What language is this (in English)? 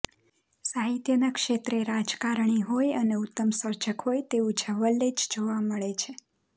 Gujarati